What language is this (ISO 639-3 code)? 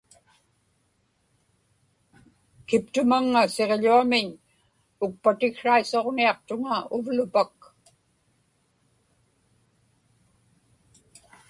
ipk